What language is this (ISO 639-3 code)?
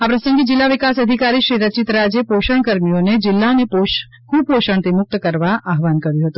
guj